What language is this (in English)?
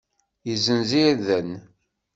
Kabyle